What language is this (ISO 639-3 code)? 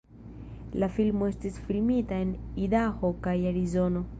epo